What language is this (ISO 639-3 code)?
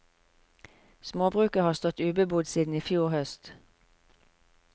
nor